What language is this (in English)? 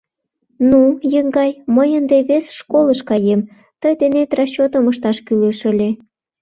Mari